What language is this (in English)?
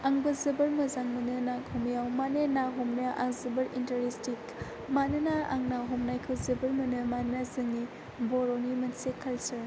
Bodo